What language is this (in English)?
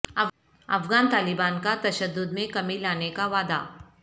Urdu